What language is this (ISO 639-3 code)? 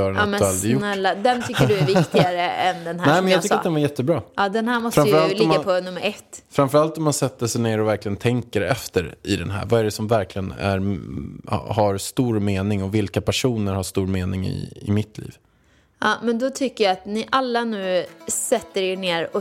swe